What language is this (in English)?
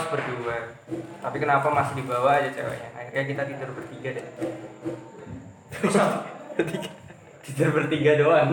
Indonesian